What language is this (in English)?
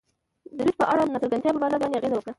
Pashto